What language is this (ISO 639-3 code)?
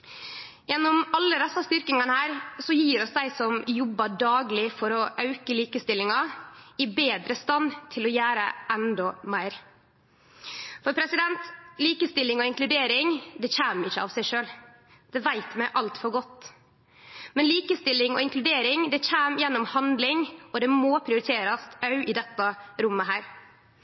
nno